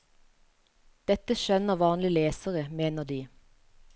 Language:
Norwegian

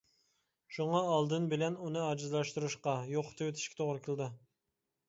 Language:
Uyghur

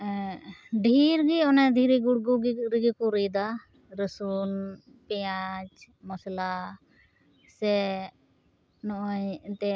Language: Santali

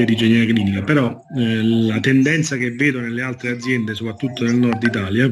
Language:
Italian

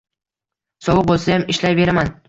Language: Uzbek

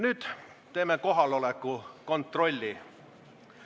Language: Estonian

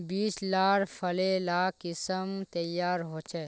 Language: Magahi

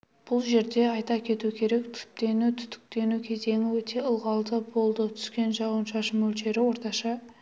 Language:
Kazakh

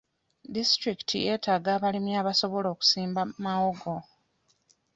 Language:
Ganda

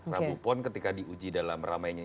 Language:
Indonesian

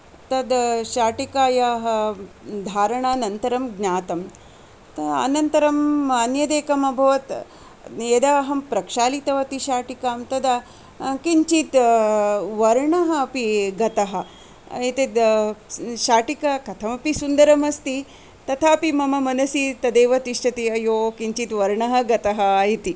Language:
Sanskrit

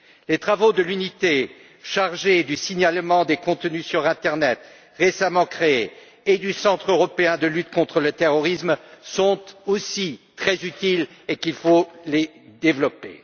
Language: French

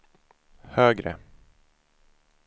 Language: Swedish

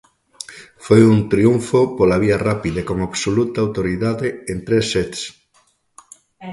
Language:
Galician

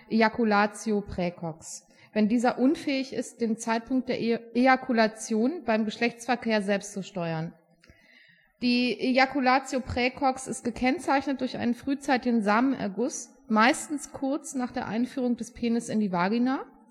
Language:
German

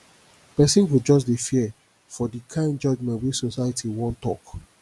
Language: Nigerian Pidgin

